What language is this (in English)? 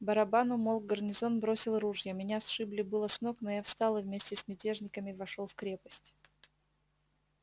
Russian